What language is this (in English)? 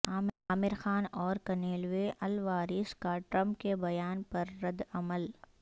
Urdu